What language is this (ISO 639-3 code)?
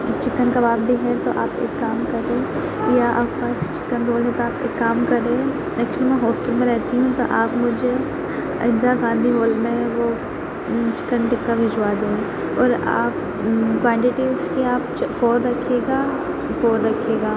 urd